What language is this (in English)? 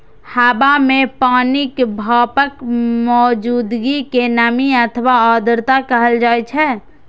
Maithili